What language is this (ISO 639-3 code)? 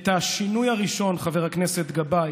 heb